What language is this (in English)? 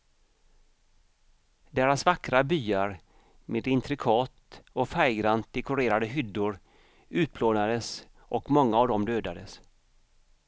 Swedish